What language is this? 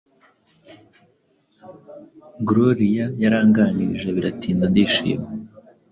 Kinyarwanda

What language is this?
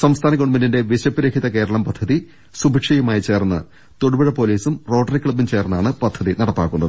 Malayalam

